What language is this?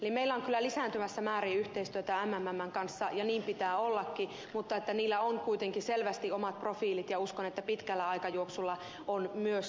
Finnish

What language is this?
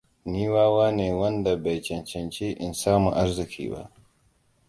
Hausa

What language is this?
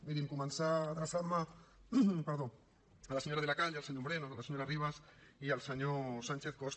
Catalan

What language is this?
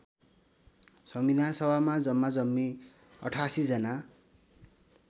Nepali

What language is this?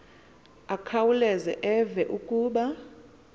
Xhosa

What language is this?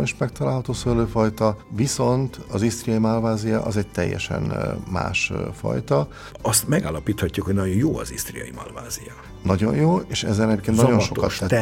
Hungarian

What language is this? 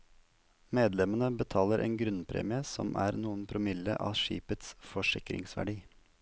Norwegian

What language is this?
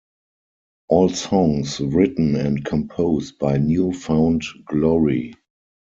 English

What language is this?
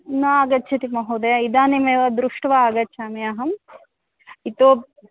Sanskrit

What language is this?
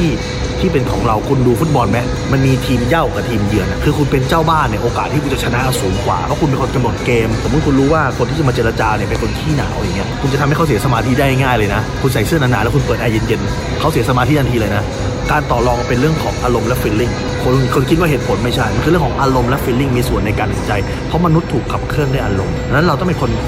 Thai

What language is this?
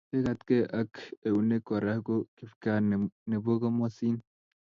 Kalenjin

